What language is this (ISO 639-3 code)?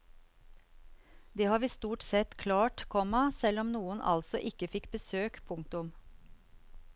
nor